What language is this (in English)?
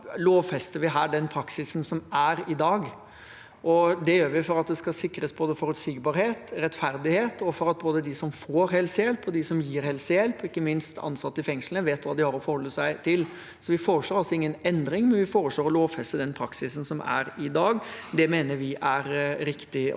Norwegian